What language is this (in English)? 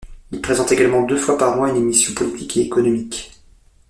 French